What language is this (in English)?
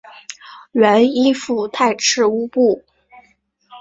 Chinese